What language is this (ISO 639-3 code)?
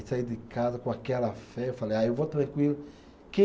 por